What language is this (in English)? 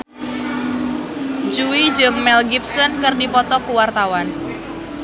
Sundanese